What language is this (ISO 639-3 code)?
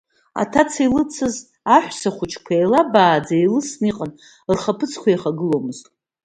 abk